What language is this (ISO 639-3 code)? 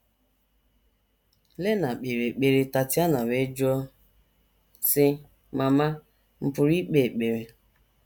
ibo